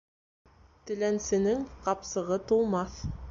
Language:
Bashkir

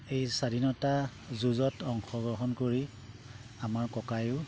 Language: Assamese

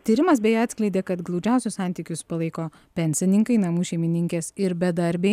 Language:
Lithuanian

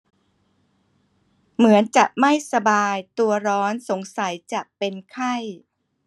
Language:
Thai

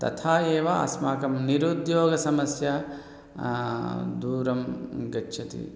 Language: Sanskrit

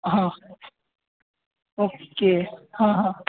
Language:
Gujarati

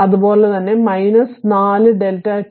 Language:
Malayalam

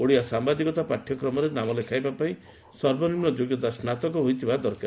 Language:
Odia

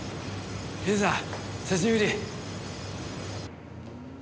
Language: Japanese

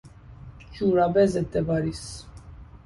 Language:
Persian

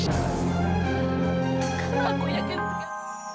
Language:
Indonesian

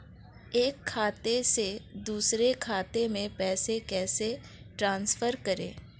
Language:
Hindi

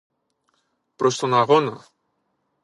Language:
Greek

